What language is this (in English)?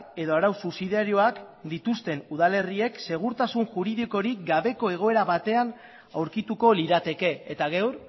Basque